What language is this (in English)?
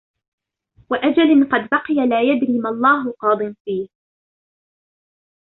Arabic